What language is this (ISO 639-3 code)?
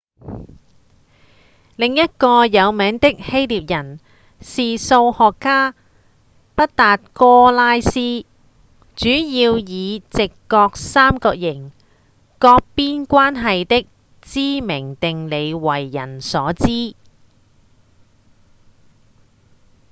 yue